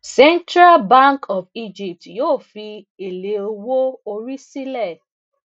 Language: Yoruba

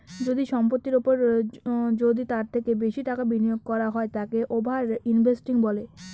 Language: Bangla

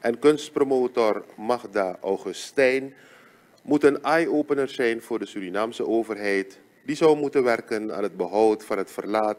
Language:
Dutch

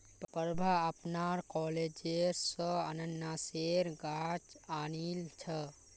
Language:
Magahi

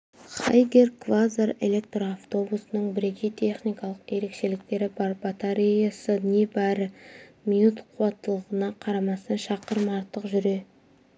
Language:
Kazakh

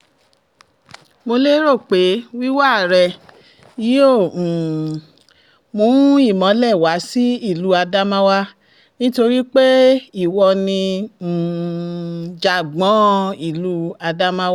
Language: Yoruba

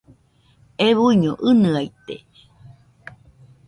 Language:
Nüpode Huitoto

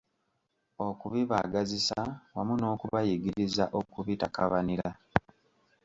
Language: Ganda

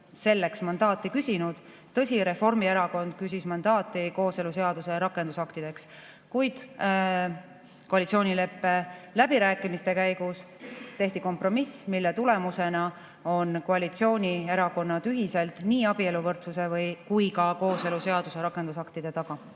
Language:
Estonian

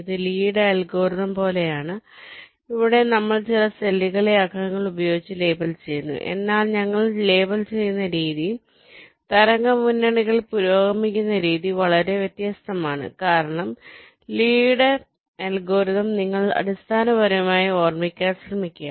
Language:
Malayalam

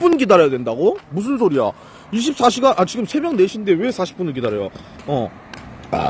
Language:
Korean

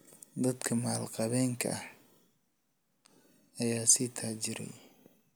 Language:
Somali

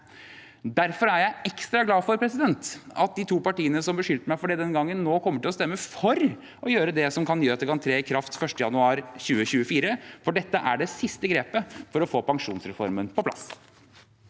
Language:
Norwegian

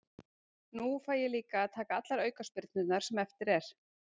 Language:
Icelandic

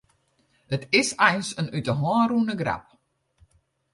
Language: Western Frisian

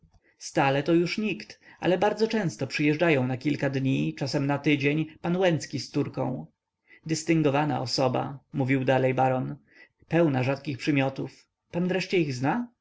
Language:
Polish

